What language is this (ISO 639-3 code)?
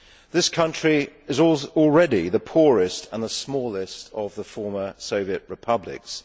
eng